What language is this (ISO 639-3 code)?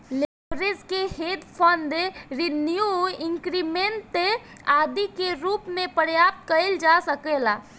bho